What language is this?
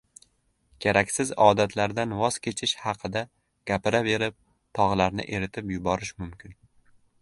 Uzbek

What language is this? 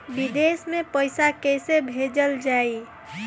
Bhojpuri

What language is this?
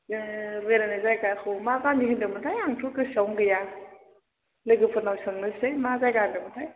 Bodo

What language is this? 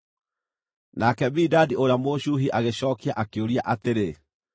Kikuyu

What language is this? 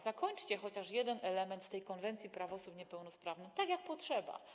Polish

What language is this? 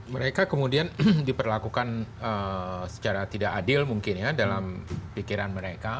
Indonesian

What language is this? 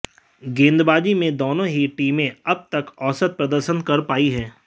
Hindi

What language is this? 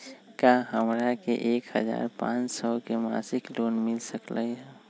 Magahi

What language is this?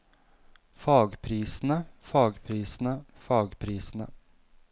Norwegian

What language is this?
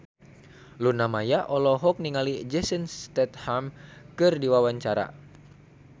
Sundanese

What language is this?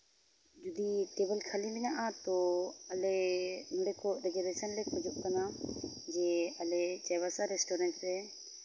Santali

